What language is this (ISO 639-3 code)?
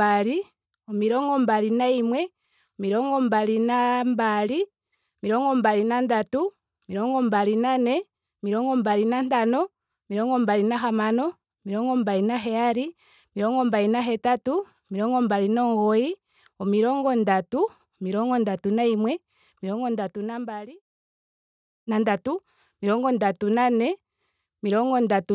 ndo